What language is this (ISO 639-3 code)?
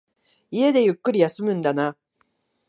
jpn